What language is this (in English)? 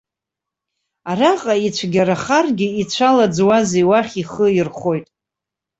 Abkhazian